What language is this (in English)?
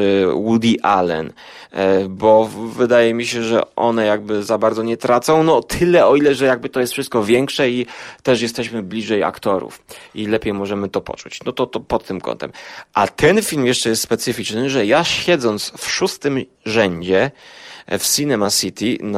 Polish